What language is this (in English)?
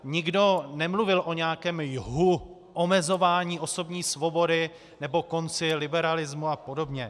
Czech